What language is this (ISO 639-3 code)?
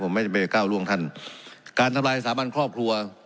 tha